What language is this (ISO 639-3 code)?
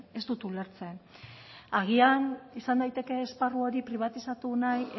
eus